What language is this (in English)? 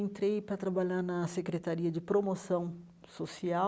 Portuguese